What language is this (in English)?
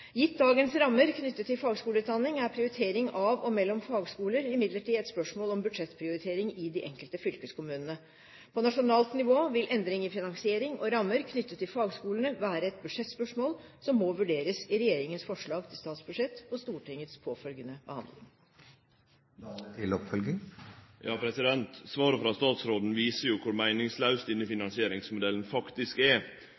Norwegian